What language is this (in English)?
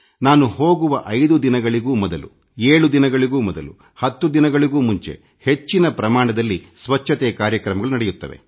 Kannada